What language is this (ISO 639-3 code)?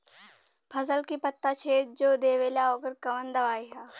bho